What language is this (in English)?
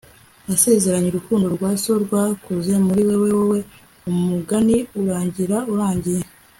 Kinyarwanda